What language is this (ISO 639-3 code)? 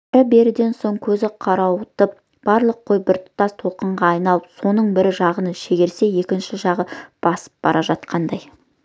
kaz